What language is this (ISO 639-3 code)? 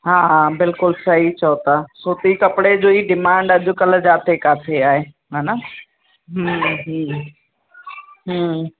snd